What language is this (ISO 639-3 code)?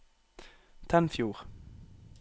nor